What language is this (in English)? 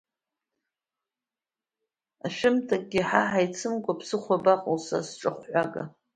Abkhazian